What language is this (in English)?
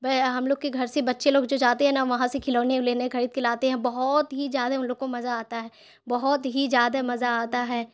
Urdu